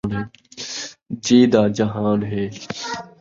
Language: Saraiki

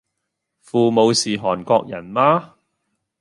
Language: Cantonese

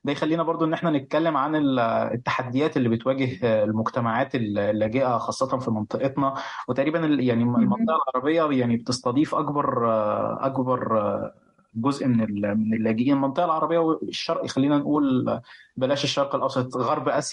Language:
Arabic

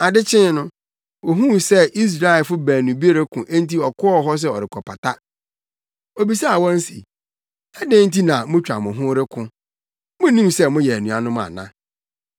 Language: Akan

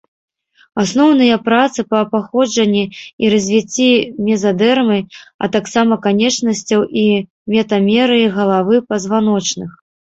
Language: Belarusian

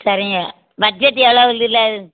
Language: Tamil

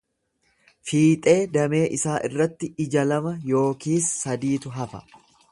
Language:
Oromo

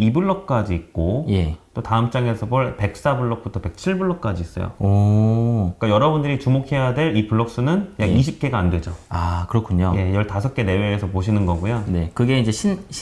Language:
Korean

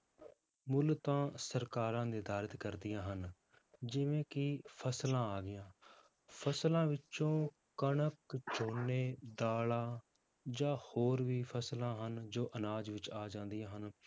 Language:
Punjabi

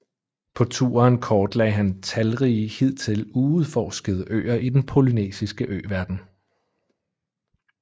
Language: Danish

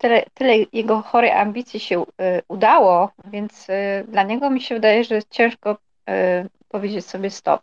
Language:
Polish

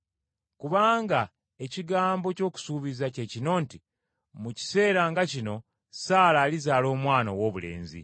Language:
Ganda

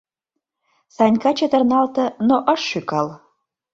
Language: Mari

